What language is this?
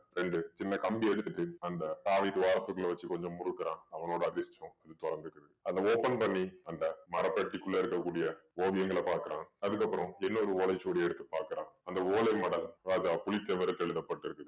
Tamil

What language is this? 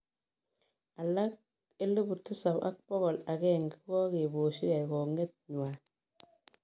Kalenjin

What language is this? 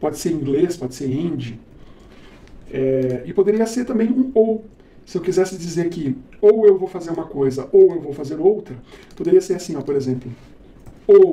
Portuguese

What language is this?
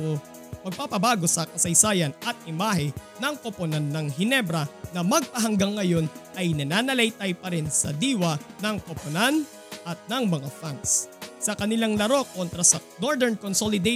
Filipino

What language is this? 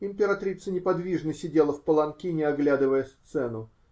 Russian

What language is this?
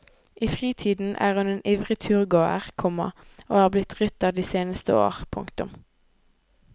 Norwegian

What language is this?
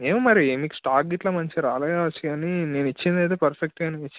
Telugu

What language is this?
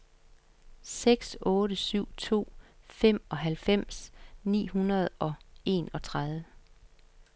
Danish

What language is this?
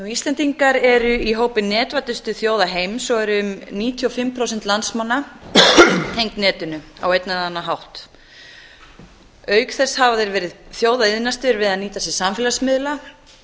Icelandic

